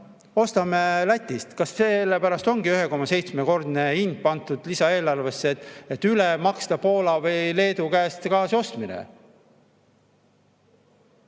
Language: Estonian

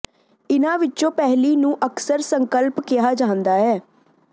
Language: Punjabi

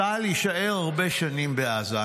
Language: Hebrew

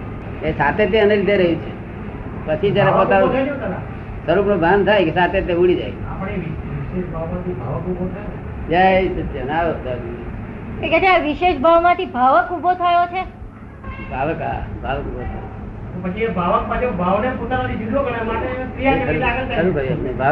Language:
Gujarati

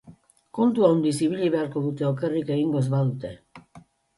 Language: Basque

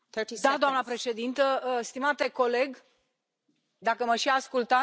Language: Romanian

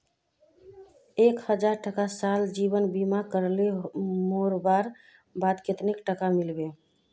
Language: Magahi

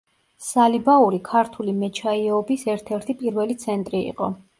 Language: Georgian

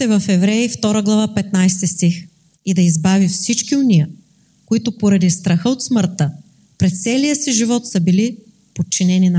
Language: Bulgarian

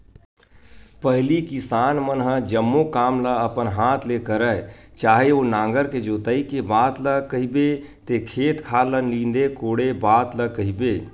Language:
Chhattisgarhi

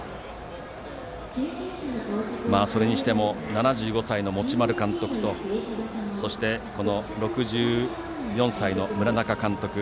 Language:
Japanese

